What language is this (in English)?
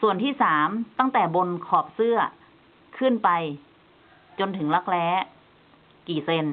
Thai